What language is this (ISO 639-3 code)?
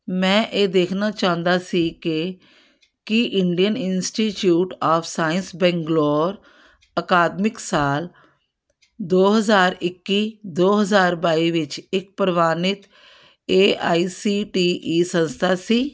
pan